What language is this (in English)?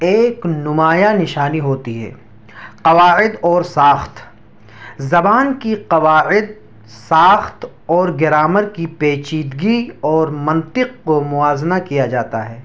Urdu